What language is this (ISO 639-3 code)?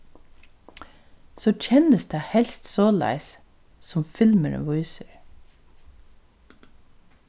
fao